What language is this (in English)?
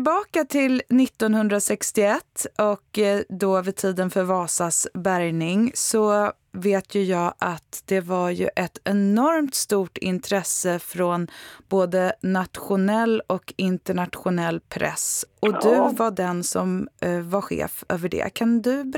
Swedish